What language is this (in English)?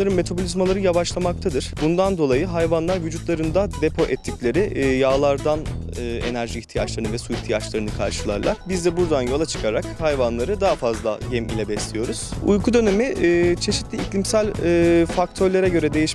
Turkish